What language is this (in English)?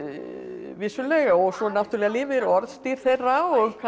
Icelandic